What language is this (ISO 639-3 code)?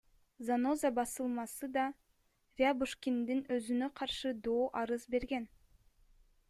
kir